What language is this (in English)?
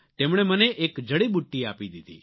Gujarati